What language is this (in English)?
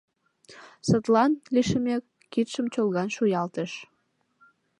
Mari